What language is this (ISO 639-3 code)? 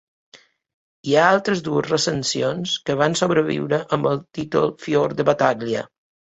cat